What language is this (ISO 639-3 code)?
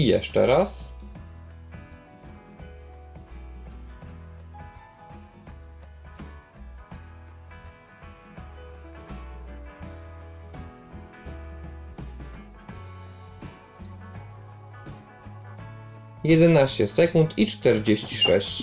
pol